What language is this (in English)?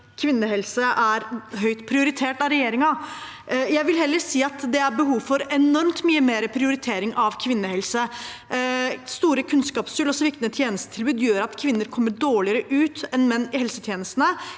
Norwegian